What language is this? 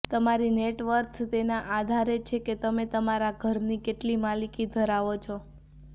Gujarati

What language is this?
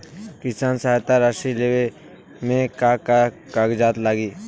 Bhojpuri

